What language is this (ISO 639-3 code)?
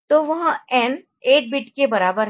hin